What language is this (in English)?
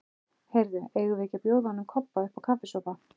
Icelandic